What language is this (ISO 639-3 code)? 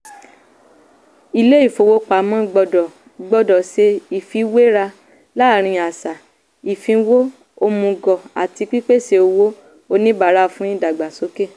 yor